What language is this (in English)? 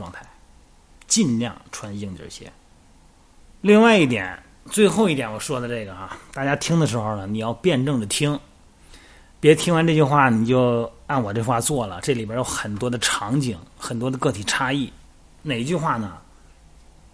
Chinese